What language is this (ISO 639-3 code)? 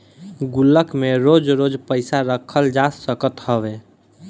bho